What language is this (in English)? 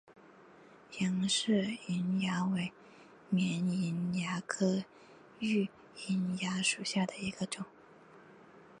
Chinese